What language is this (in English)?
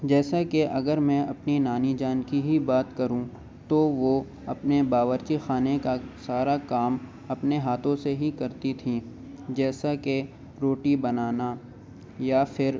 Urdu